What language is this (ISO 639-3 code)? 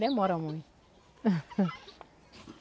por